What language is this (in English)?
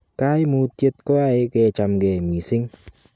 Kalenjin